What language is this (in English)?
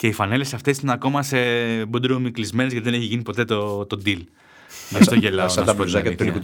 Greek